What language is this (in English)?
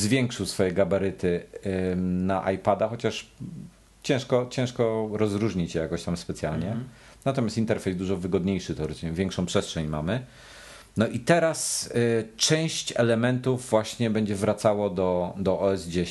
Polish